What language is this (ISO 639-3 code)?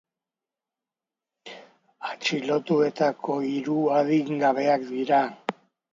eus